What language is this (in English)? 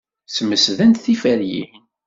Kabyle